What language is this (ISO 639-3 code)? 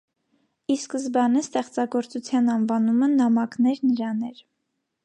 hye